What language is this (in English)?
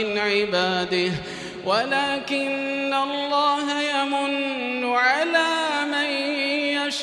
Arabic